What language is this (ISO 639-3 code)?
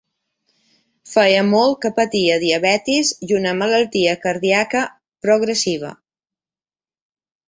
cat